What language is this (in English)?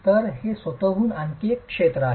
Marathi